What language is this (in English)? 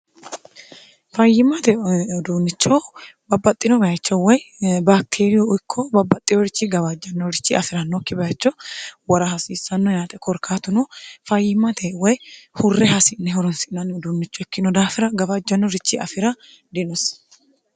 Sidamo